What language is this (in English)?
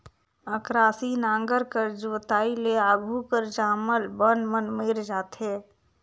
Chhattisgarhi